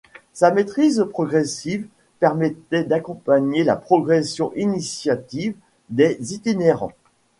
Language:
French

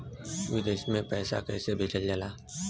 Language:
Bhojpuri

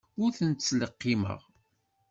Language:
Kabyle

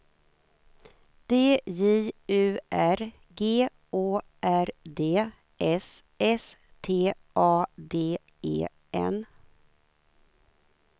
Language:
Swedish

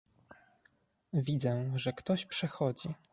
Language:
Polish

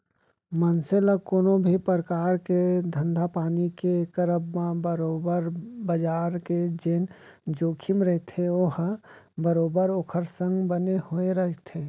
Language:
Chhattisgarhi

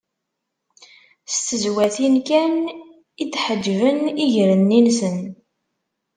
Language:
Kabyle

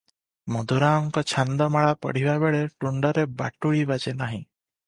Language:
Odia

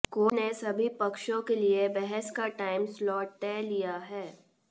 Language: Hindi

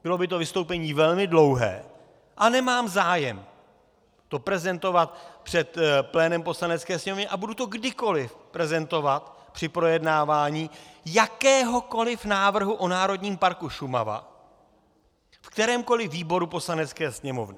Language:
Czech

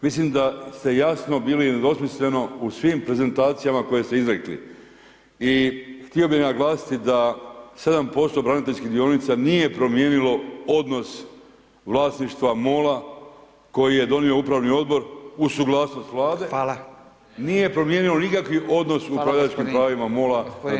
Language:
Croatian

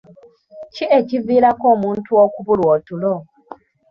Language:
Ganda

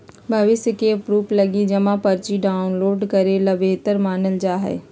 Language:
Magahi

